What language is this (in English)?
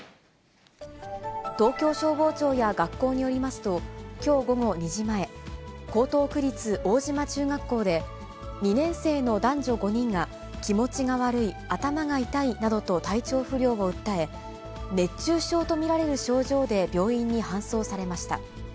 Japanese